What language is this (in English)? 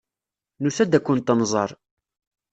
Kabyle